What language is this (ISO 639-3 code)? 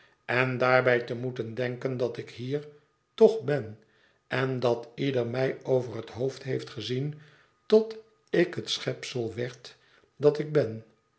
nld